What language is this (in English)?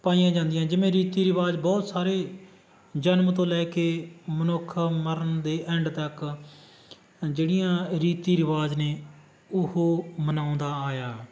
Punjabi